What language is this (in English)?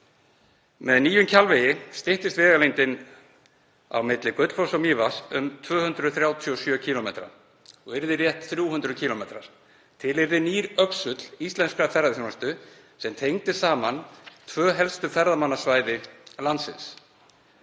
Icelandic